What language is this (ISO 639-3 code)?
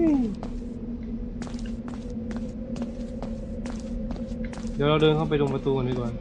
tha